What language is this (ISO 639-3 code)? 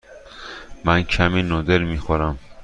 fas